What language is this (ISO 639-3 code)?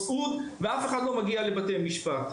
heb